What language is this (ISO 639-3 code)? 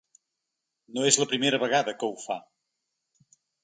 cat